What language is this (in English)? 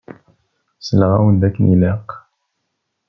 Kabyle